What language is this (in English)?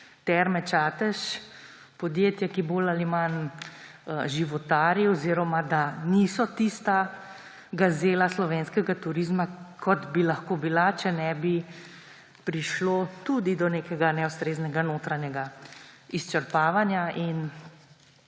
Slovenian